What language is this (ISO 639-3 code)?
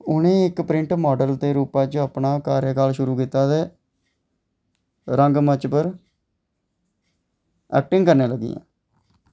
doi